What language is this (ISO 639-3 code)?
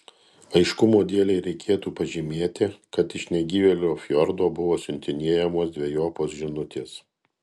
lit